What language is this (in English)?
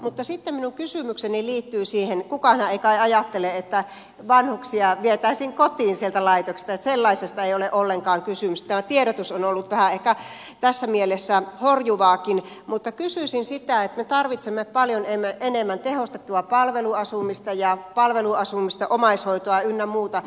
Finnish